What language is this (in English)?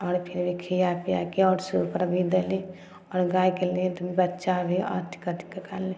Maithili